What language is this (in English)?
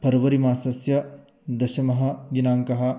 Sanskrit